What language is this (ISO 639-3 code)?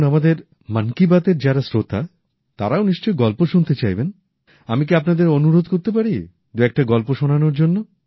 ben